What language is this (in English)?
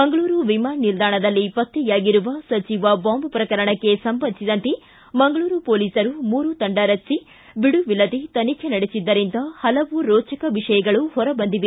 Kannada